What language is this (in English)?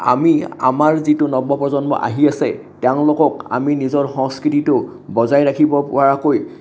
Assamese